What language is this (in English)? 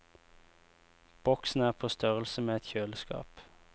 Norwegian